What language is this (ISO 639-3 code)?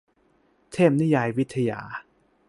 tha